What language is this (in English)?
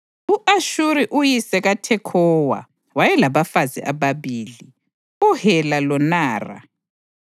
North Ndebele